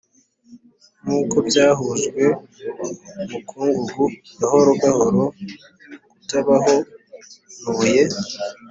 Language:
Kinyarwanda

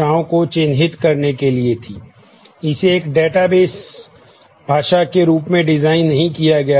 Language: Hindi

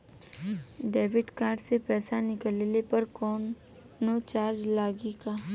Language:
Bhojpuri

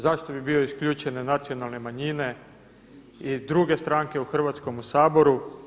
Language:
Croatian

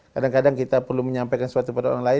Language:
Indonesian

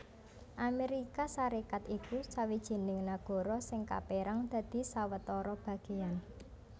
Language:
Javanese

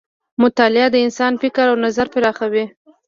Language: Pashto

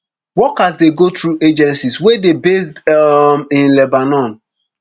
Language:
Nigerian Pidgin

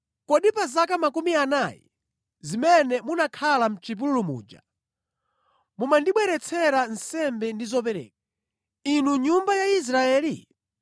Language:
Nyanja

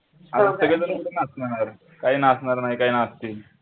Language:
Marathi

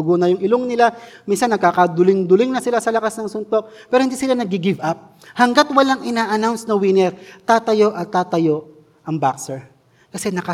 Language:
Filipino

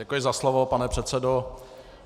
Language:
Czech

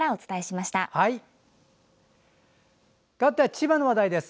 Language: Japanese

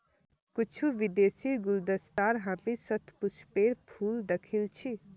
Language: Magahi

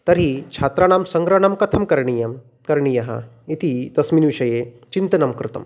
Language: Sanskrit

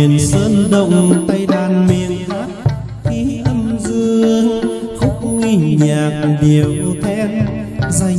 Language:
Vietnamese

